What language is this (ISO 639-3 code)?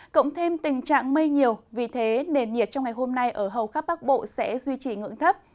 vie